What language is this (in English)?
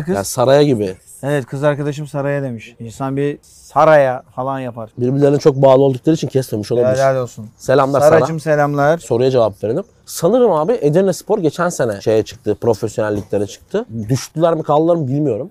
Turkish